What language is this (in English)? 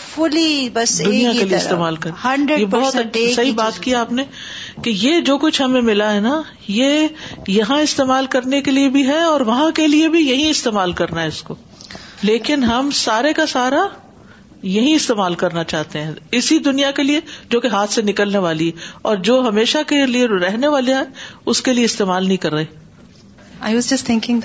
Urdu